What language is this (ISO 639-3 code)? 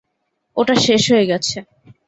ben